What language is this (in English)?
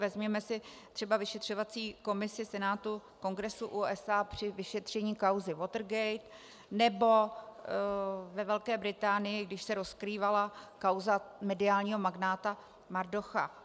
Czech